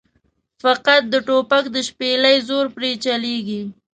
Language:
Pashto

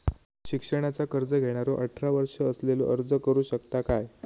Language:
Marathi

